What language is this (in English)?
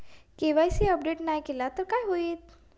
Marathi